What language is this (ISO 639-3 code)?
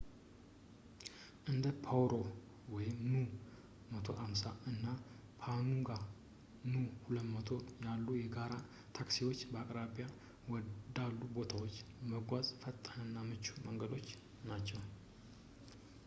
amh